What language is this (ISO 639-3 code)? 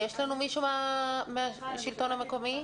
heb